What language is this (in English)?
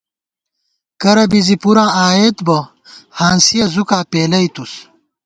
Gawar-Bati